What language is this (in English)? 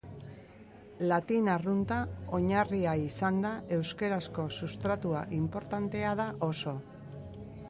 Basque